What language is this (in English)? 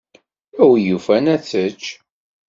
Kabyle